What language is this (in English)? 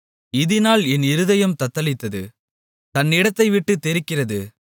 Tamil